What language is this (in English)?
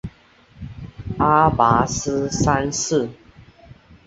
Chinese